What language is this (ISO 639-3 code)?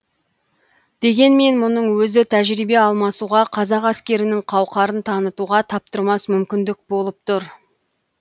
kaz